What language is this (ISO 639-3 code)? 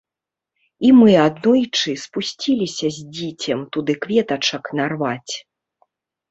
bel